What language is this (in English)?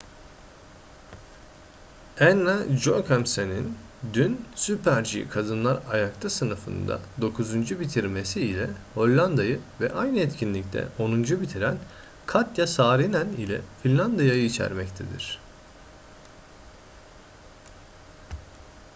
Turkish